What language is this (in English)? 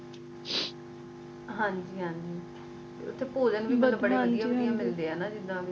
Punjabi